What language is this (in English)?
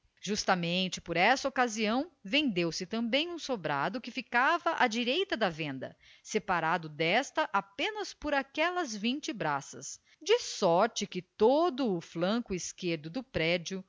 Portuguese